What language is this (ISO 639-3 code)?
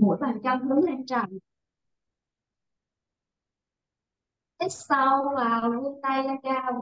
vie